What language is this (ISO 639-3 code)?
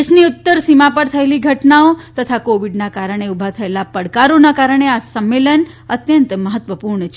guj